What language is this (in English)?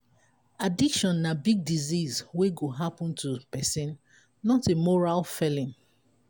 Nigerian Pidgin